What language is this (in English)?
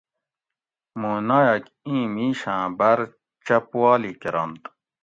Gawri